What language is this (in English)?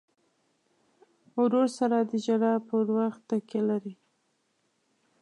Pashto